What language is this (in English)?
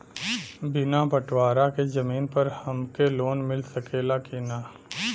Bhojpuri